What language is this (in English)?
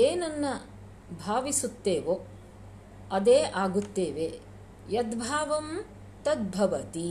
Kannada